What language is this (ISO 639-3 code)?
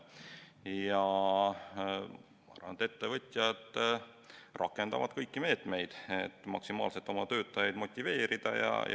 est